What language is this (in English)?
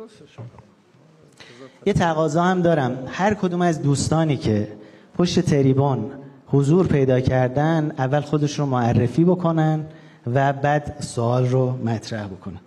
Persian